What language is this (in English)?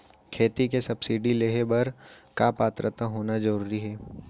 Chhattisgarhi